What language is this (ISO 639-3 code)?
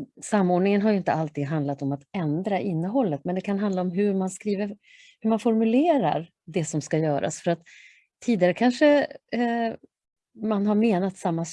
swe